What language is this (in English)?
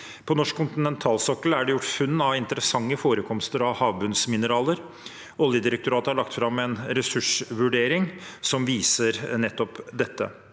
Norwegian